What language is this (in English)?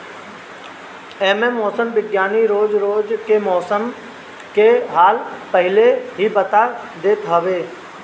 Bhojpuri